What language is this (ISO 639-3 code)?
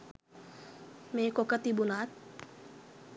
sin